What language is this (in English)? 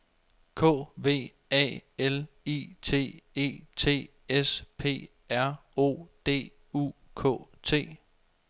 Danish